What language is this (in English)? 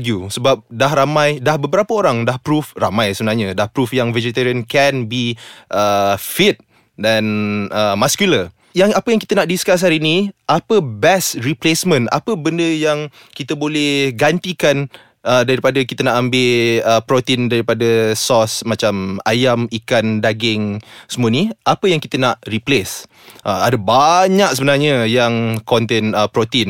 Malay